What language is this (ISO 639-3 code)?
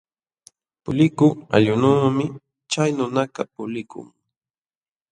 qxw